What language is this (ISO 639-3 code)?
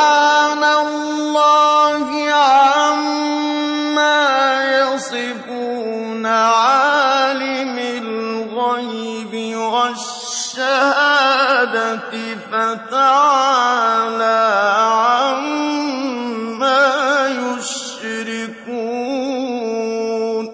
ara